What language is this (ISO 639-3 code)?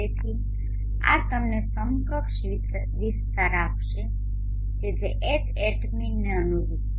guj